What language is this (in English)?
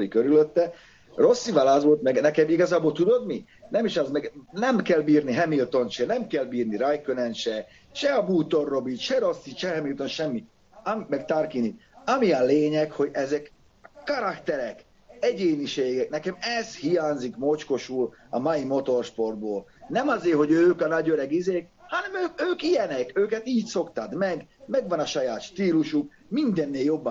Hungarian